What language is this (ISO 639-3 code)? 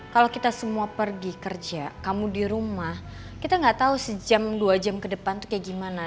ind